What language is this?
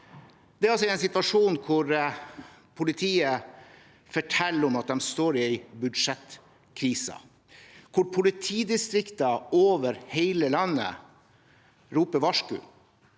Norwegian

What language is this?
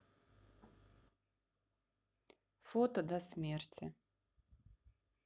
Russian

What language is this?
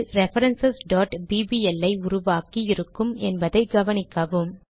Tamil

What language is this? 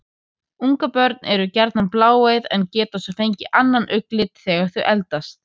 Icelandic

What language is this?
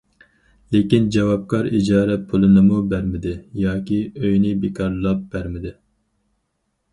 Uyghur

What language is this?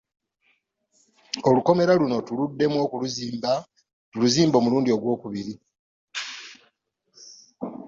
Ganda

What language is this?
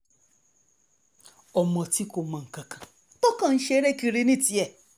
Yoruba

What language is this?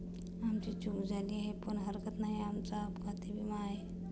Marathi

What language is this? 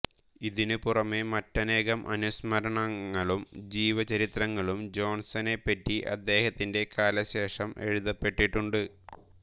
Malayalam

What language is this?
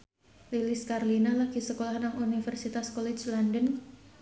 Javanese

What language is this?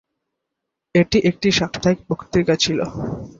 Bangla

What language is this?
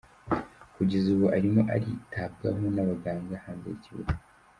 Kinyarwanda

